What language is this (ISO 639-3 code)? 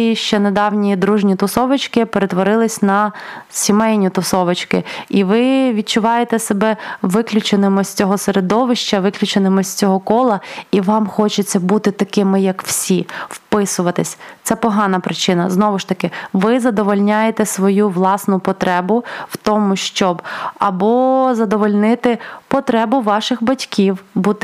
ukr